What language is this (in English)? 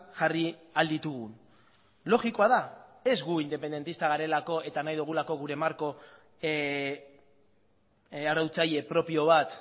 Basque